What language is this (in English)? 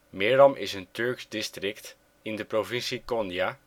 Dutch